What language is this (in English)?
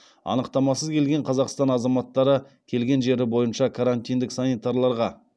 Kazakh